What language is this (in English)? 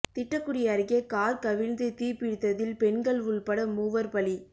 Tamil